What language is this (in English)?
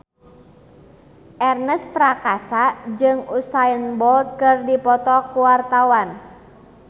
Sundanese